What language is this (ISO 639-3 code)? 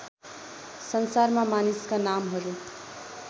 nep